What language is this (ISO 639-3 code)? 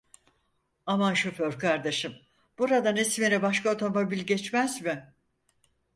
tur